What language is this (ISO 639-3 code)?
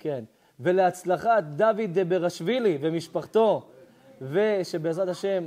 heb